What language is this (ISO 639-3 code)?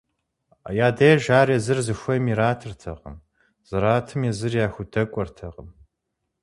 kbd